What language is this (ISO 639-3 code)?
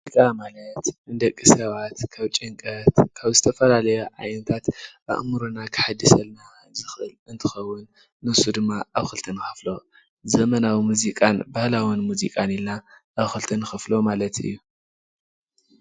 tir